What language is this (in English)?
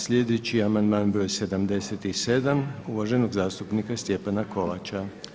Croatian